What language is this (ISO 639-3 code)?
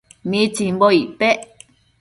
mcf